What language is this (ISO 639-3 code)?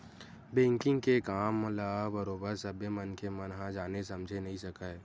hne